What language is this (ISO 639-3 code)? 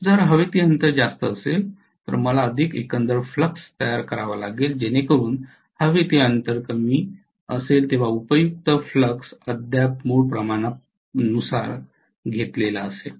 mar